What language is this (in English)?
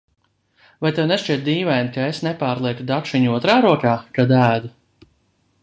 Latvian